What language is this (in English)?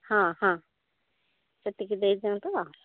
Odia